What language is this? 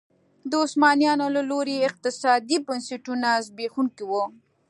Pashto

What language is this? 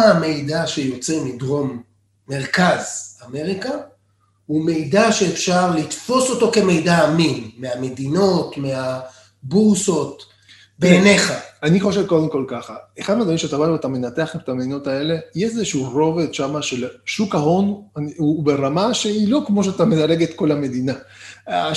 Hebrew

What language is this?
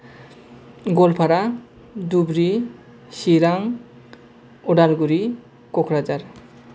Bodo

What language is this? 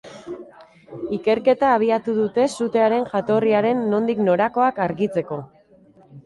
Basque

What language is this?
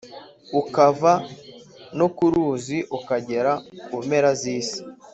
Kinyarwanda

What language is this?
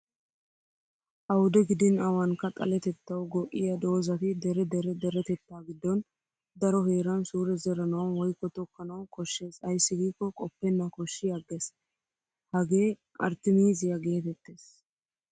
Wolaytta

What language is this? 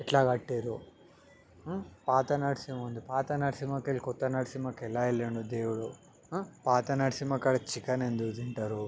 Telugu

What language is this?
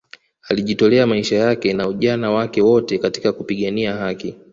Swahili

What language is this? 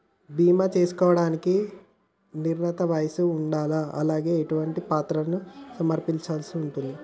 Telugu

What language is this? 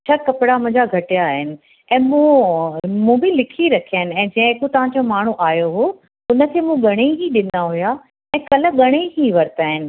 Sindhi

